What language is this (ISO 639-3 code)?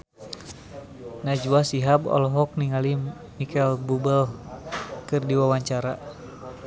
sun